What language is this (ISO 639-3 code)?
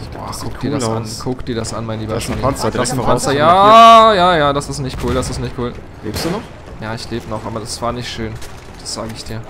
deu